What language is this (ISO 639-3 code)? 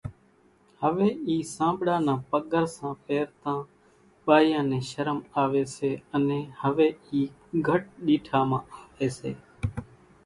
gjk